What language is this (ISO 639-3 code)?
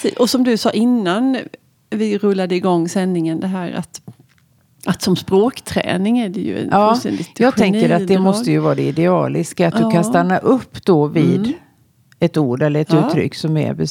swe